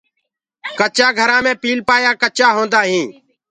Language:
Gurgula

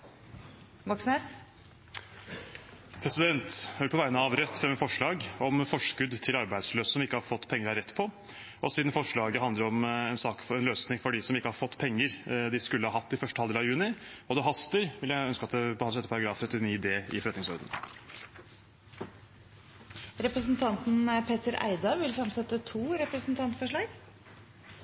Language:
Norwegian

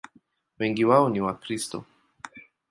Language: Swahili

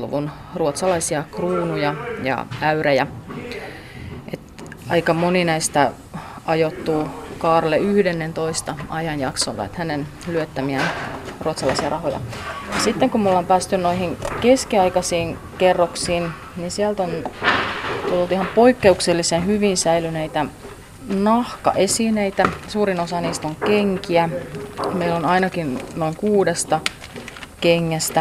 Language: Finnish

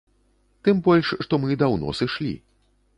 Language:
Belarusian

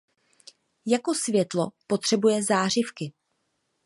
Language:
Czech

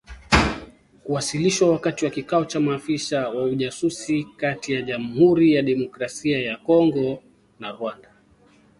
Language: Swahili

